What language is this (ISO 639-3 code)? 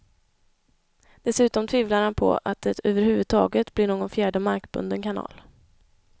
swe